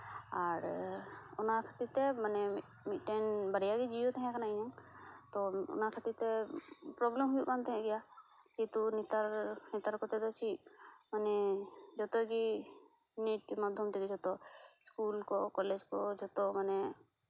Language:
Santali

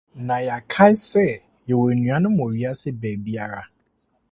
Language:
Akan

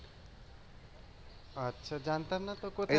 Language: Bangla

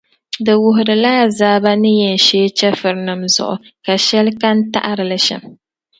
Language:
Dagbani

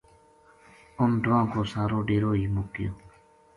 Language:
Gujari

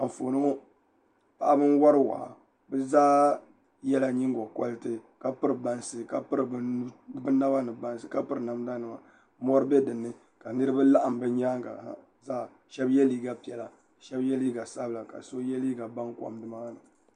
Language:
Dagbani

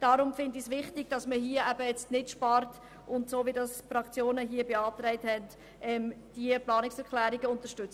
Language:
Swiss German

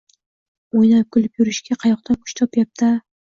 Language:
Uzbek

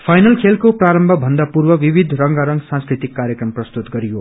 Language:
Nepali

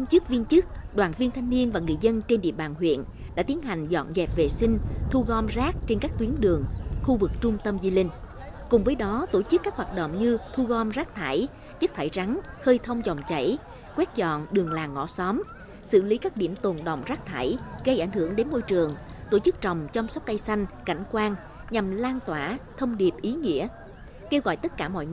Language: Vietnamese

